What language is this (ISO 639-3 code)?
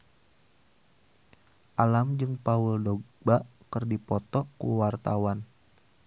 sun